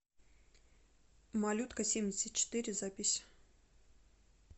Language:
Russian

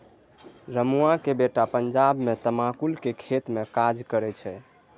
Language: Maithili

